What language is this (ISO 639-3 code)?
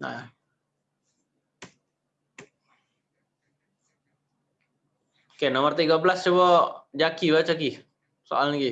ind